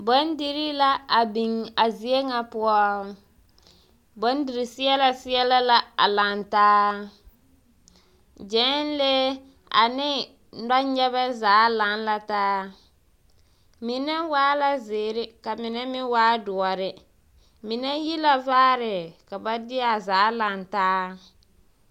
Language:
Southern Dagaare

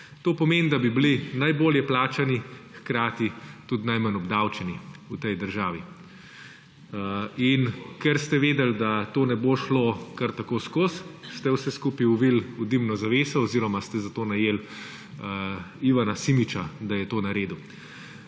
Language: Slovenian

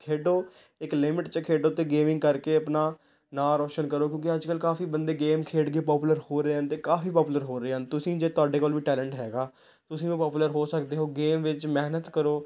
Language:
Punjabi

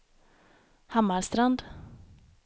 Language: Swedish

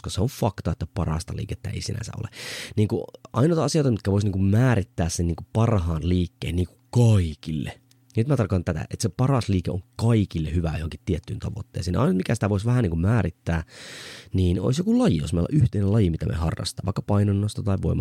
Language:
Finnish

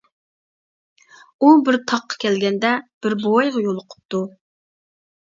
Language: Uyghur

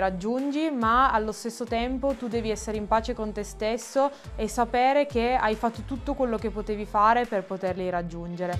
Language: Italian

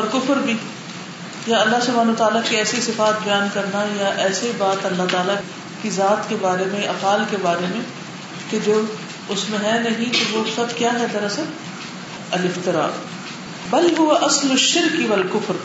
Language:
Urdu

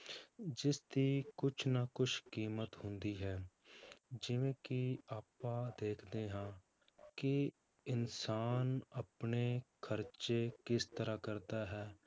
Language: Punjabi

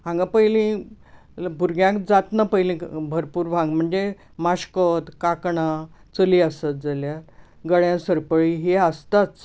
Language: Konkani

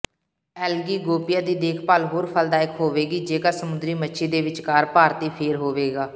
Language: Punjabi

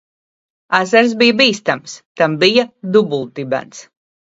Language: Latvian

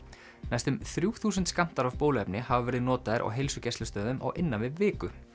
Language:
Icelandic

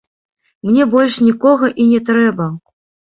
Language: Belarusian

